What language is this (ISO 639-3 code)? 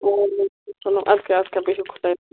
kas